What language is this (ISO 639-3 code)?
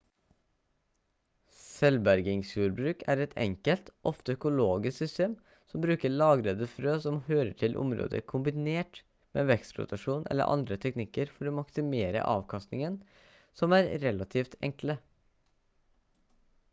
nob